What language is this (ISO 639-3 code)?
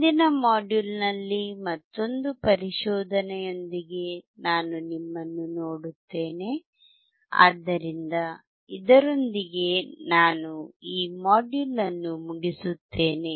kan